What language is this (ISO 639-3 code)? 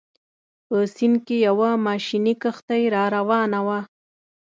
pus